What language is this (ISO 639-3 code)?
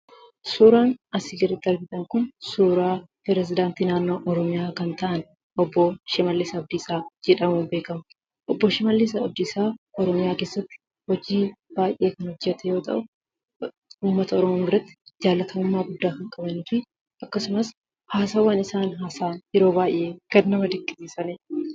orm